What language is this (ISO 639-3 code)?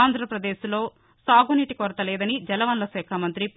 tel